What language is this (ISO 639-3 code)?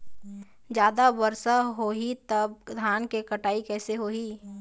hne